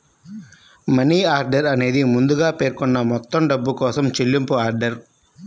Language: Telugu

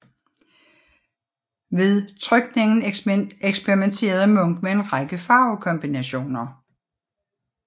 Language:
Danish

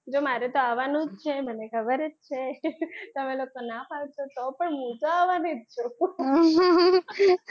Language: Gujarati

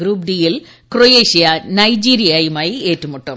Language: Malayalam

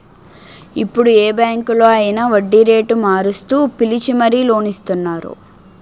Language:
Telugu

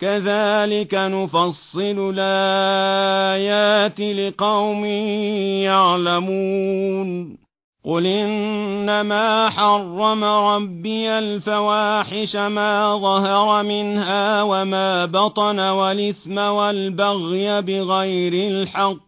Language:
Arabic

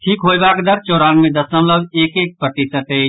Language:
Maithili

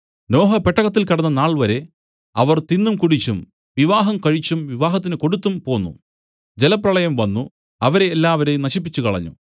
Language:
Malayalam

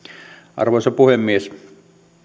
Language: Finnish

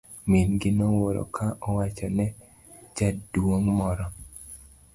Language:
Luo (Kenya and Tanzania)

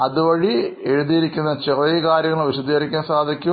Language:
Malayalam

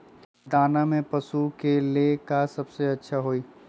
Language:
Magahi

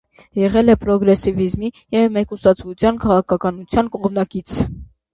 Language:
Armenian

